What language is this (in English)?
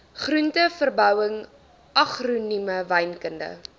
Afrikaans